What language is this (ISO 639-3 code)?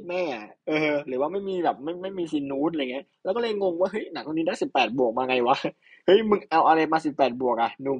tha